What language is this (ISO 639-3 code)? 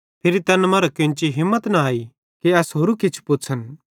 bhd